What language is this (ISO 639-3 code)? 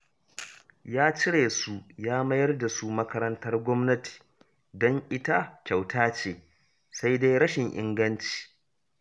hau